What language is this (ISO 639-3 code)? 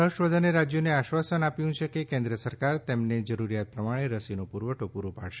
guj